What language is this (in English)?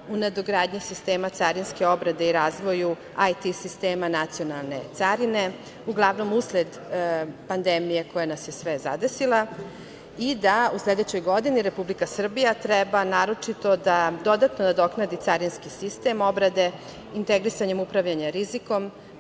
Serbian